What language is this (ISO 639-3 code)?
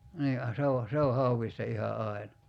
fin